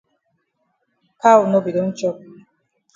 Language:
Cameroon Pidgin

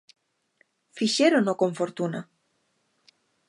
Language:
Galician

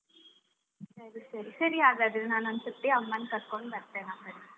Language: Kannada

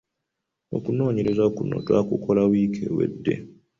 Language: Ganda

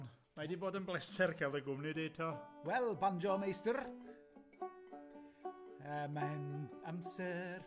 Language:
Welsh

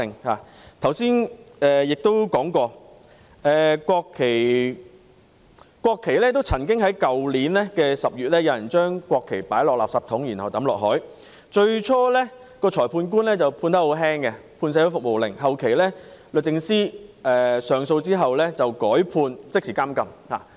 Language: Cantonese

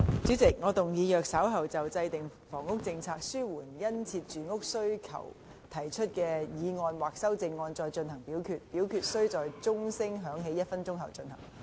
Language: Cantonese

